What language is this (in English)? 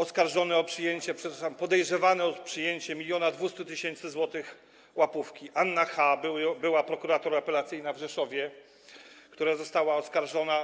Polish